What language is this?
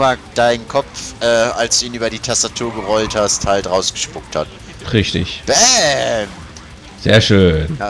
German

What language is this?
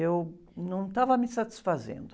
Portuguese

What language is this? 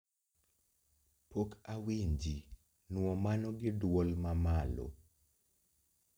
Luo (Kenya and Tanzania)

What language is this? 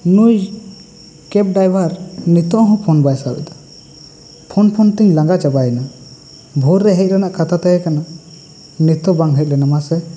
Santali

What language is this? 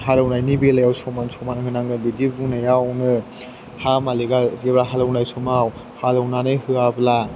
Bodo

